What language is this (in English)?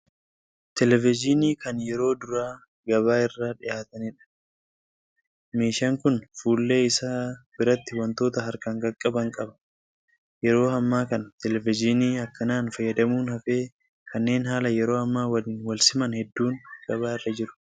Oromo